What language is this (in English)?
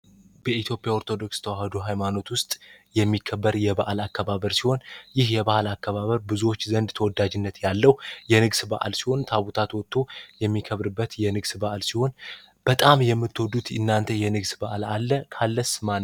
Amharic